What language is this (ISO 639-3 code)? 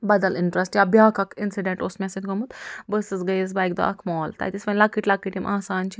kas